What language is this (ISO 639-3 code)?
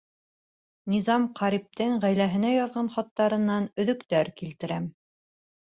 bak